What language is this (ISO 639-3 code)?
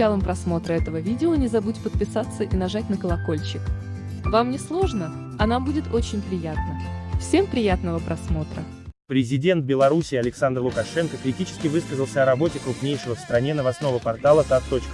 rus